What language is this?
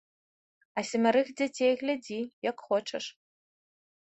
Belarusian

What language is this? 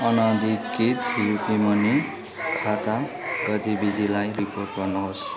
Nepali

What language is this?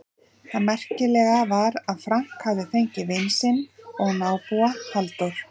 Icelandic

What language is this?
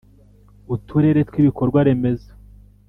Kinyarwanda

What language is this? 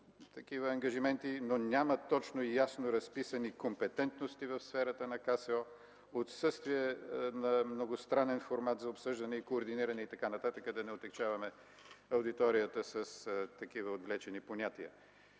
Bulgarian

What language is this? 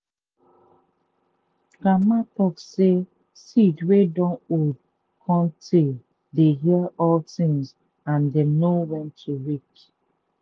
Nigerian Pidgin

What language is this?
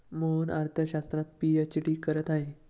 Marathi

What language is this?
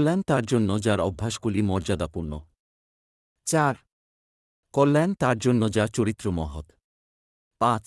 Dutch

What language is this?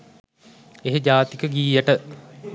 Sinhala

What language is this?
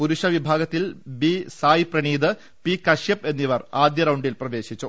Malayalam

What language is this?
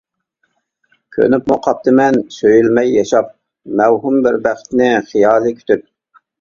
Uyghur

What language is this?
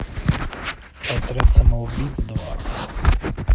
Russian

